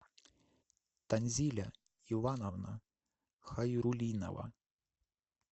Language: Russian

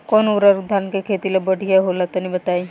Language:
Bhojpuri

